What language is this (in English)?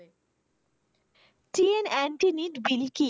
Bangla